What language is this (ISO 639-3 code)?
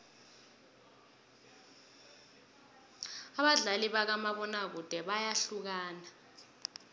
nbl